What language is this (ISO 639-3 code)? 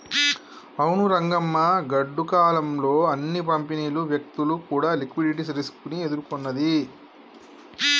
tel